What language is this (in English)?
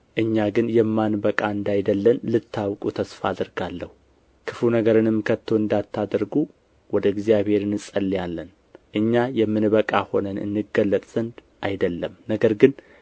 Amharic